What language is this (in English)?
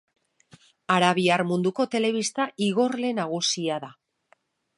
Basque